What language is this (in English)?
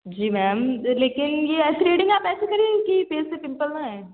Urdu